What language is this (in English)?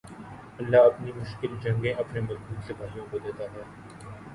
Urdu